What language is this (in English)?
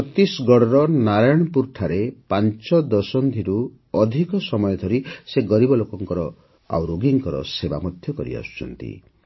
Odia